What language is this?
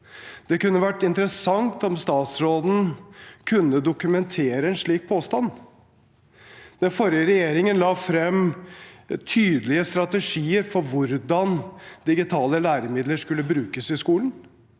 Norwegian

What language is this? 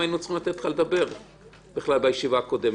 Hebrew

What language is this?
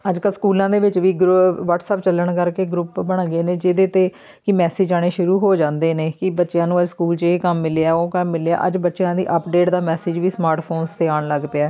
Punjabi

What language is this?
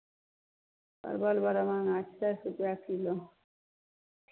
Maithili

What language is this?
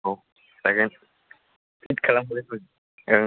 Bodo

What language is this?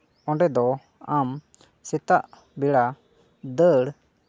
Santali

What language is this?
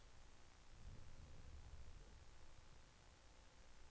Danish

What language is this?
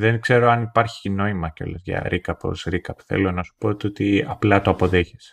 Greek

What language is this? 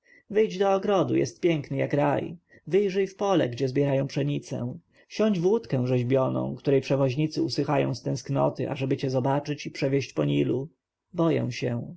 Polish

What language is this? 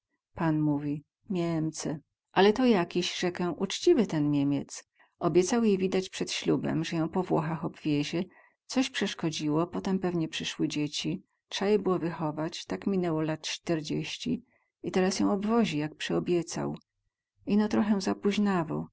Polish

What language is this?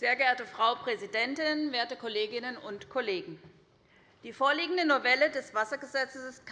German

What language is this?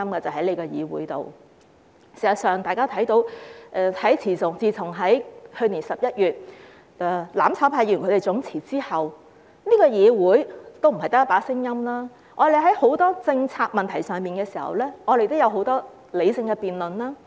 Cantonese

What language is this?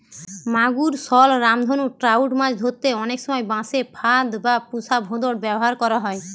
Bangla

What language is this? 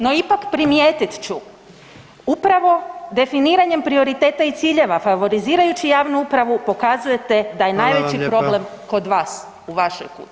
Croatian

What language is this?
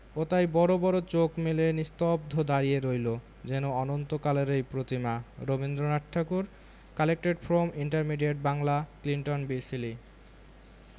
Bangla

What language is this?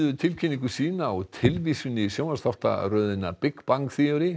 Icelandic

